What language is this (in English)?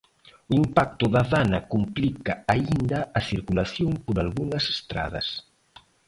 Galician